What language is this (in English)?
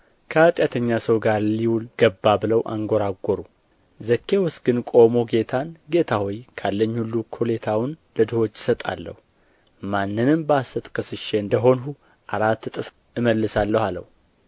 Amharic